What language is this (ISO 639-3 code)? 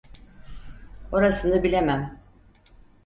tur